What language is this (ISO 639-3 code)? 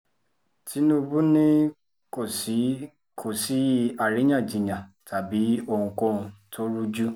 yor